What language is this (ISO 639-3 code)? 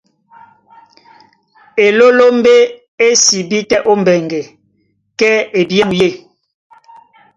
dua